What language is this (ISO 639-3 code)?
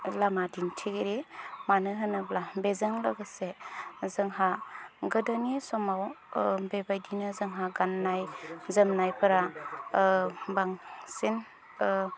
brx